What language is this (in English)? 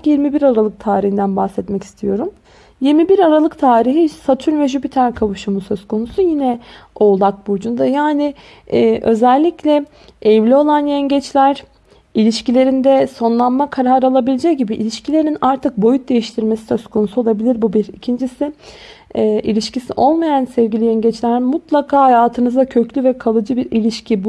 Turkish